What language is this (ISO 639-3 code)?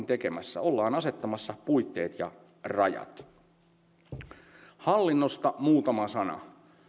fin